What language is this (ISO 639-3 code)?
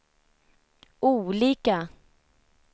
swe